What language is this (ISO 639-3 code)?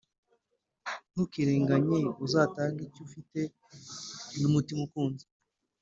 kin